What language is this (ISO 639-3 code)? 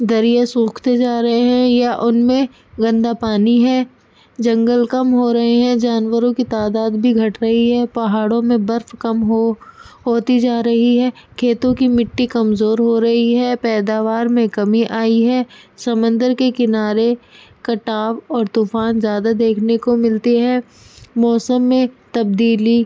urd